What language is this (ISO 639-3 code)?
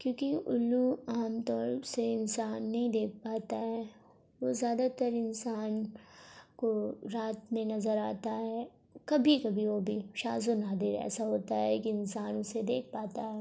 urd